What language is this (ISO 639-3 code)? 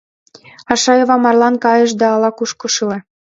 chm